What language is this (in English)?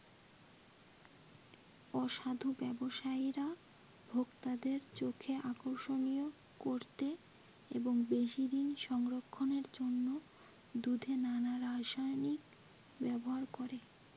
Bangla